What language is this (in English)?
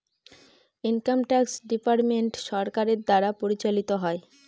Bangla